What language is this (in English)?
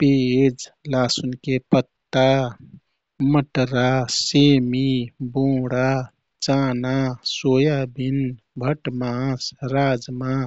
Kathoriya Tharu